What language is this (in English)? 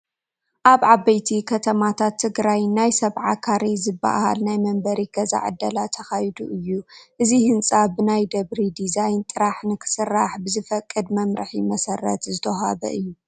Tigrinya